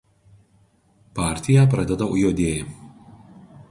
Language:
Lithuanian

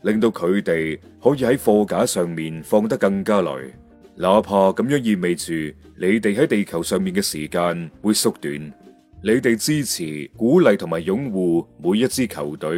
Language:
Chinese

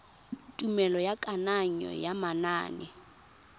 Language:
Tswana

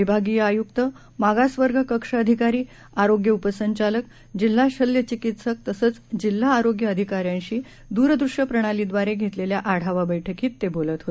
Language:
Marathi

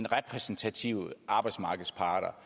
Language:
Danish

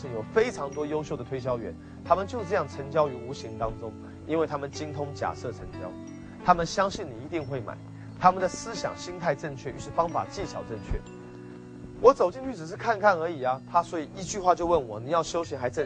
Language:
Chinese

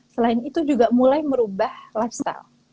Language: Indonesian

